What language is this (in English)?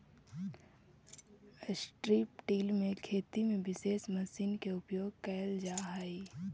Magahi